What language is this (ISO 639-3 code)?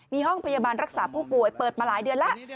tha